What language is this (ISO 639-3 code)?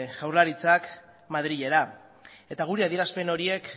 eus